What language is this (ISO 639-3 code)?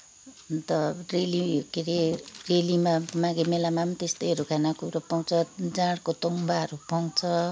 nep